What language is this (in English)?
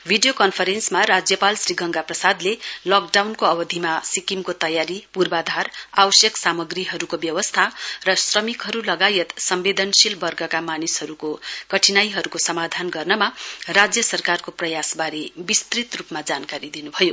Nepali